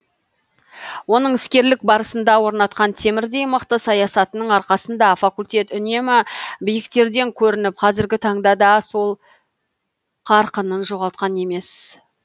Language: Kazakh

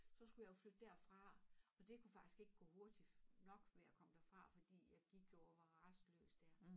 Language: Danish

